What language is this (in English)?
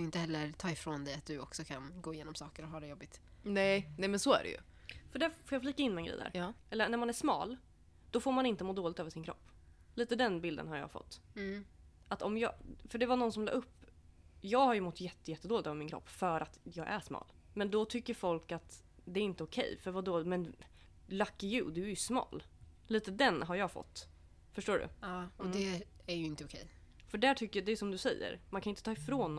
Swedish